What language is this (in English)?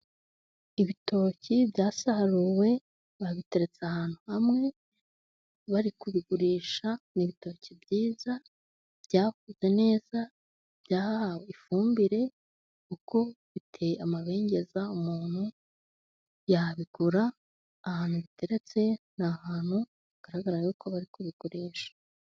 Kinyarwanda